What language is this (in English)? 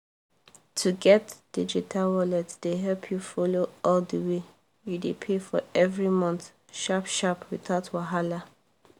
Nigerian Pidgin